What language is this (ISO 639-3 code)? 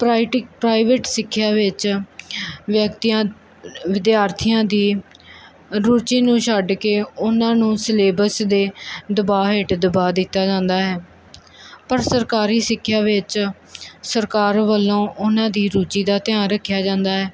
pan